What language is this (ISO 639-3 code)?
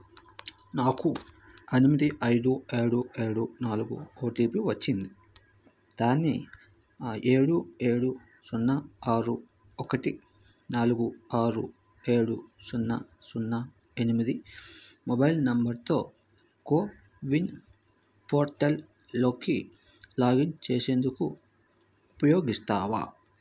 tel